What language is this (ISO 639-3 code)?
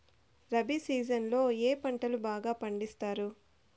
tel